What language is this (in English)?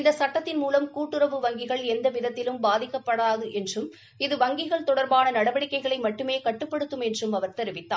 Tamil